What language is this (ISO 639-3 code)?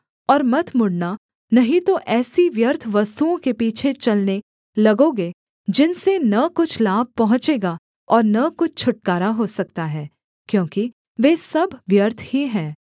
hin